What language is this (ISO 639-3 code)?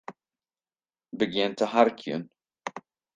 fry